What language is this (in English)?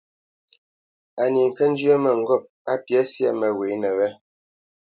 Bamenyam